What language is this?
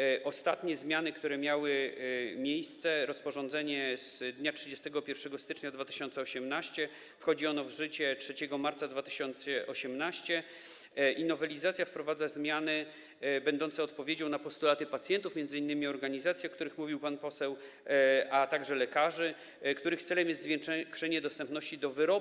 Polish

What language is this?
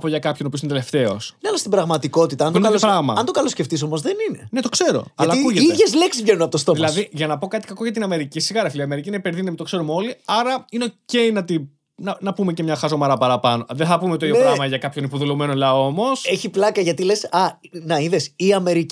Greek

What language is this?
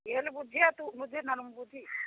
Odia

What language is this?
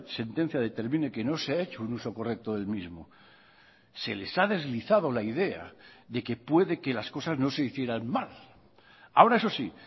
Spanish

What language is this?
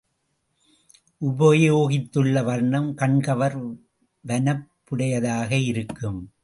Tamil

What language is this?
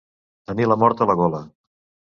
Catalan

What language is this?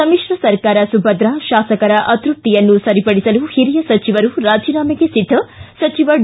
Kannada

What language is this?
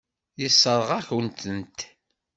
Kabyle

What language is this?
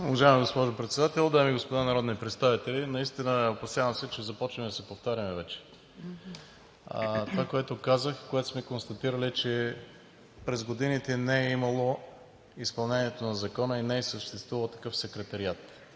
Bulgarian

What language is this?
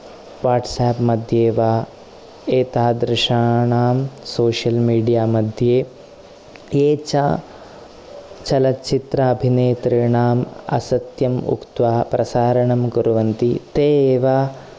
Sanskrit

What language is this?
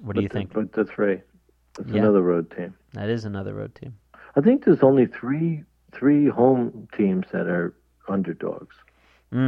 English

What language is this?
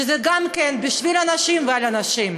Hebrew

